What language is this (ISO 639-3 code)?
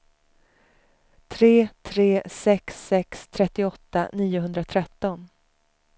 swe